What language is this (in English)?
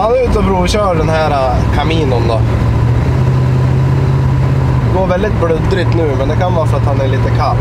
Swedish